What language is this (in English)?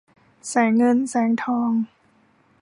Thai